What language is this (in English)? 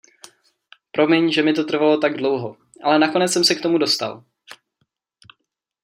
Czech